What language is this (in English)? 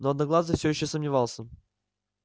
Russian